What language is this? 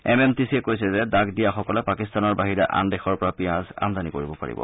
Assamese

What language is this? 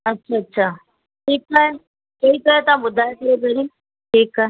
Sindhi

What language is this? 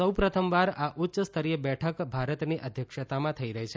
Gujarati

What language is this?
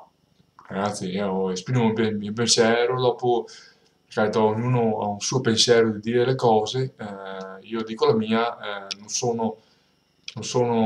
Italian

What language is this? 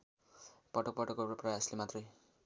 Nepali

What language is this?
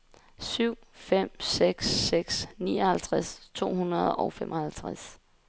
Danish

